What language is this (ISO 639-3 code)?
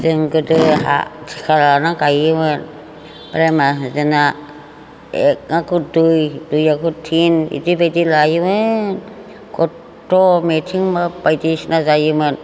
brx